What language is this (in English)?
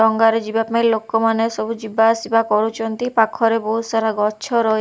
Odia